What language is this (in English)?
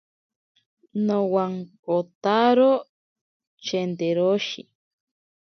Ashéninka Perené